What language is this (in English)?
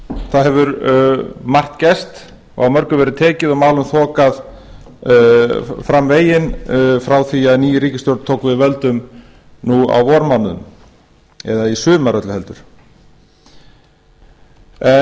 Icelandic